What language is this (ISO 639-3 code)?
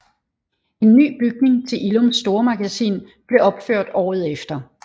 dan